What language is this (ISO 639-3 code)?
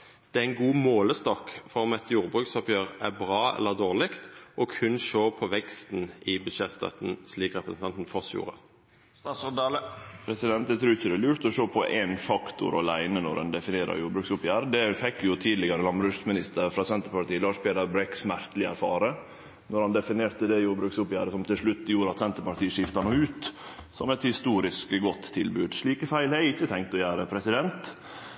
nno